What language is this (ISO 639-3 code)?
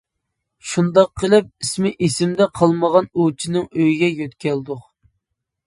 uig